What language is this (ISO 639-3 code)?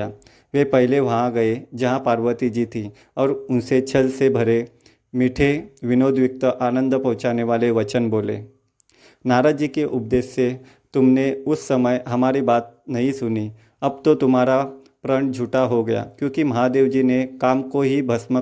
hin